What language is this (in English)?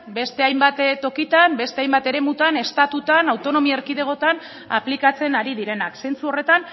Basque